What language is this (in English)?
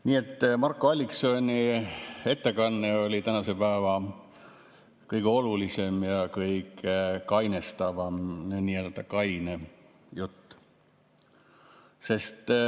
Estonian